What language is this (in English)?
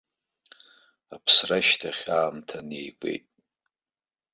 Abkhazian